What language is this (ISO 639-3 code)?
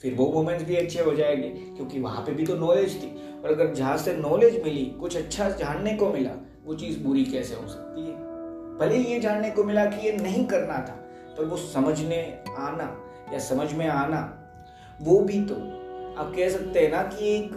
hin